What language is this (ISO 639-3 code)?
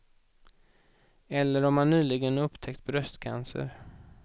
swe